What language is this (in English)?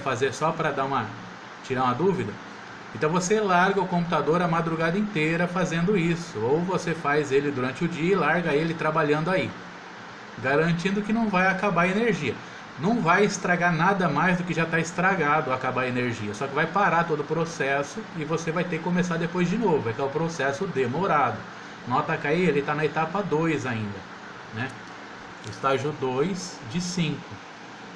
Portuguese